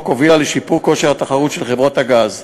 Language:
Hebrew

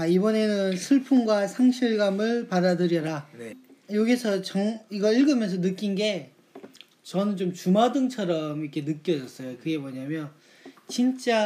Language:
Korean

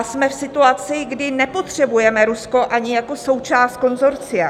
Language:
Czech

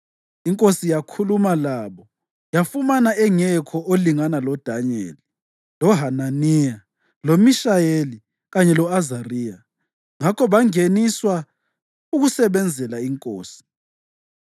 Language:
North Ndebele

